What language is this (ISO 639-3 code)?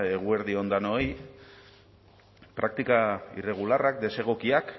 eus